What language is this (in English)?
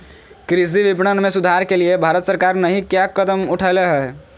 Magahi